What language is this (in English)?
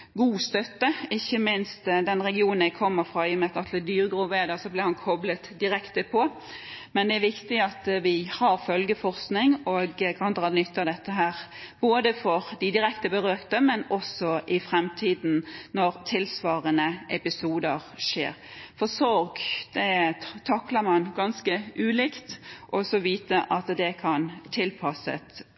Norwegian Bokmål